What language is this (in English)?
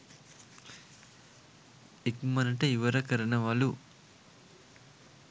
Sinhala